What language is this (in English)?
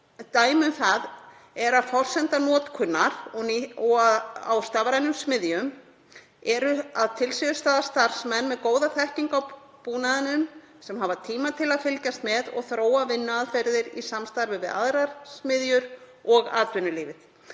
Icelandic